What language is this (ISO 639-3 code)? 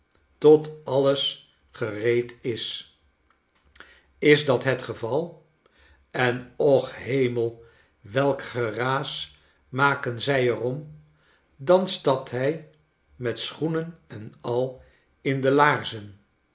nld